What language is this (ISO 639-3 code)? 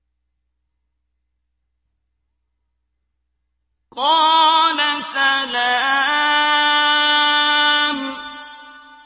ara